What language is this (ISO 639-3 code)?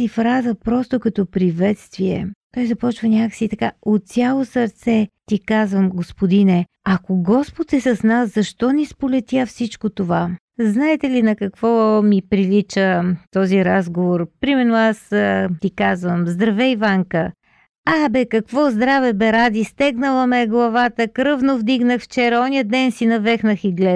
bul